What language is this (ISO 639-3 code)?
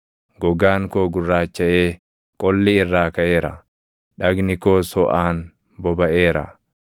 orm